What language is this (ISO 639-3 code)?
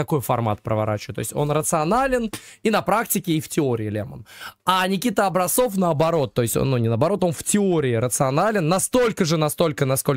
rus